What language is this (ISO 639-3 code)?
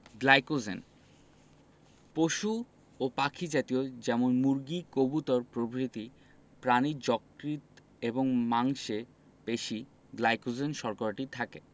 ben